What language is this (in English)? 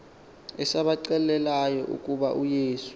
Xhosa